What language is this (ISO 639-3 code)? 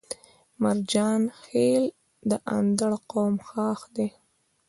pus